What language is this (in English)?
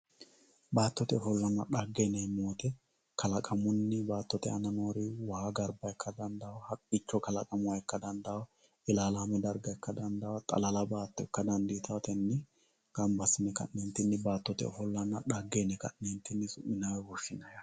Sidamo